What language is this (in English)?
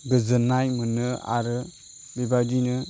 Bodo